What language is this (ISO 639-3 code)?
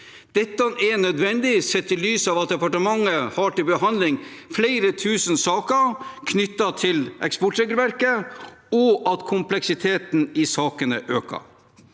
nor